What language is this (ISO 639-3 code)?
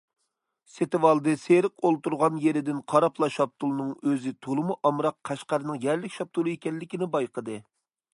uig